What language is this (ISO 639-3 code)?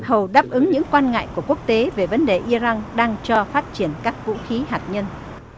vie